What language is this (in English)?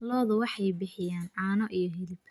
Somali